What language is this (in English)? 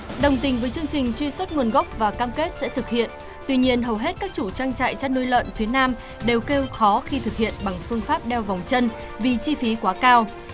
Vietnamese